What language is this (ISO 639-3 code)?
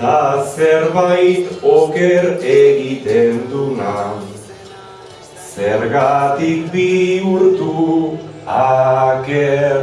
ita